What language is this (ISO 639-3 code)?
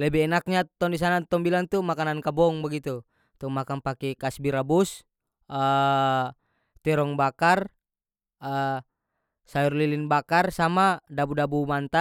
max